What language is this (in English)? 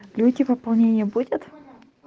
Russian